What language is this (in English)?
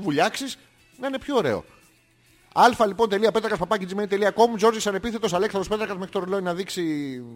Greek